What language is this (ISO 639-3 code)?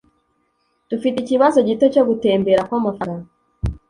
kin